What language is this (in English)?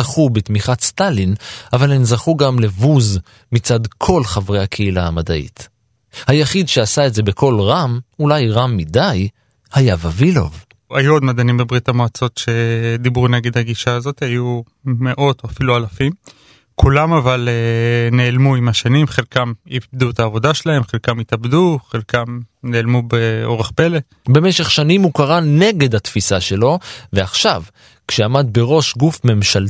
Hebrew